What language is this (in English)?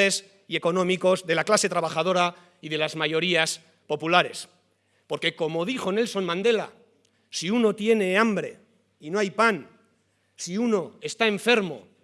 Spanish